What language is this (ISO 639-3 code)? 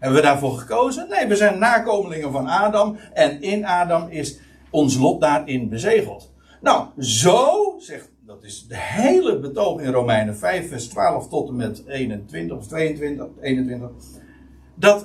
nld